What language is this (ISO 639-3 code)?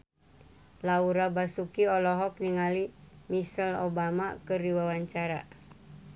sun